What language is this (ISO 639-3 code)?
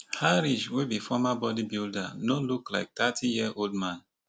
pcm